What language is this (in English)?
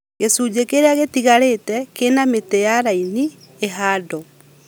Kikuyu